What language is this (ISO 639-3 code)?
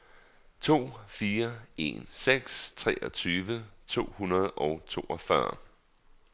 dan